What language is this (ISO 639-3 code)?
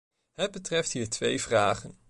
nld